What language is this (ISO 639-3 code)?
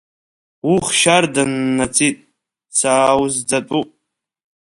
abk